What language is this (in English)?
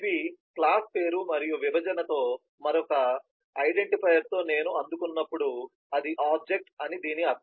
Telugu